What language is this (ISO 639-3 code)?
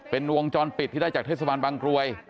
tha